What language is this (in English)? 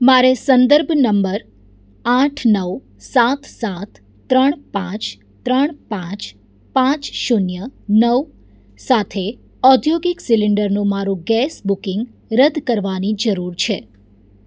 Gujarati